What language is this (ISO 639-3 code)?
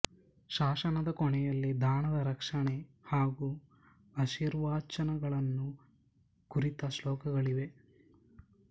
kan